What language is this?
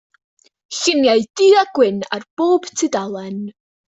Welsh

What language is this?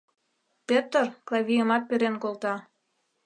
Mari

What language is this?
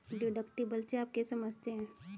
Hindi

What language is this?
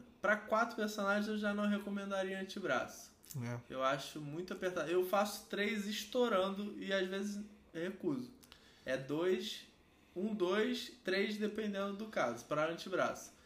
Portuguese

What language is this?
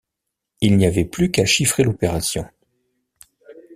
French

